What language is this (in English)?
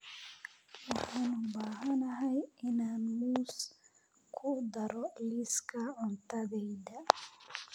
Somali